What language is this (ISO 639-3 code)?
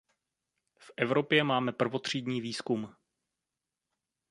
ces